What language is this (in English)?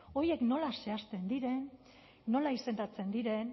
Basque